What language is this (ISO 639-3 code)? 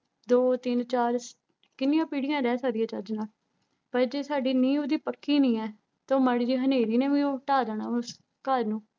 pan